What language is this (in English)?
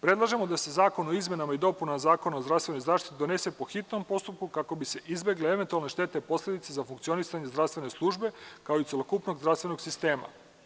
Serbian